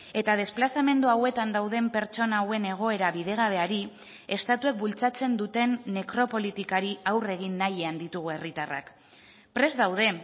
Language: Basque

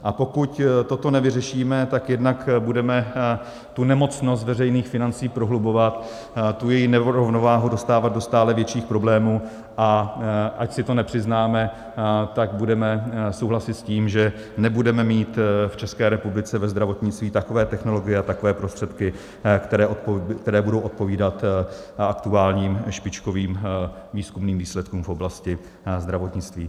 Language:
Czech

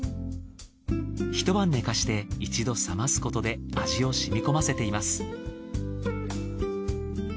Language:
Japanese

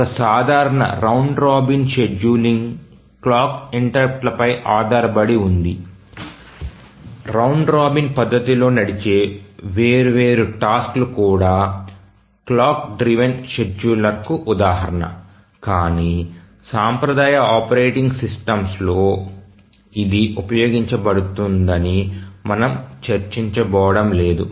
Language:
Telugu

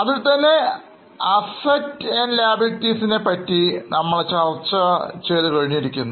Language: Malayalam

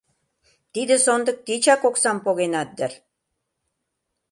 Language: Mari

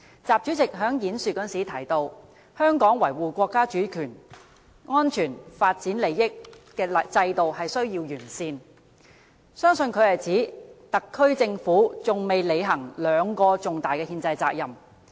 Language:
Cantonese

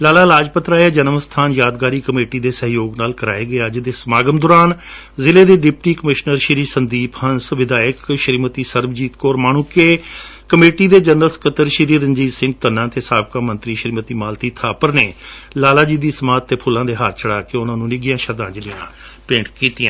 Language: Punjabi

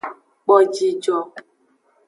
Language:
Aja (Benin)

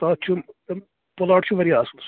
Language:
Kashmiri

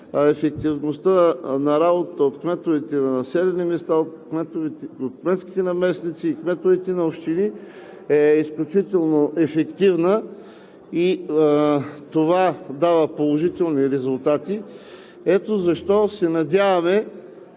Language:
Bulgarian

